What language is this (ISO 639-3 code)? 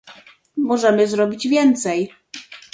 pol